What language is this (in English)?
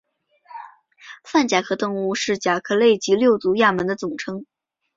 Chinese